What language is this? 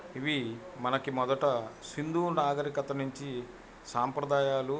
Telugu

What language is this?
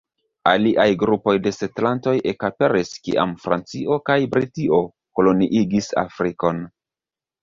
Esperanto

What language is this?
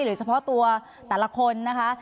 Thai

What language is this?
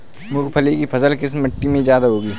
Hindi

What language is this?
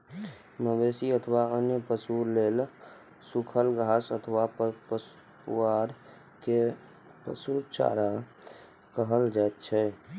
Maithili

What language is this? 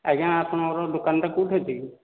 Odia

